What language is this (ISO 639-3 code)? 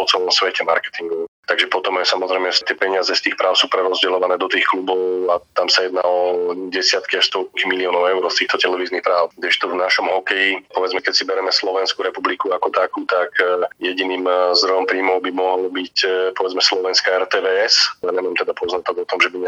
slk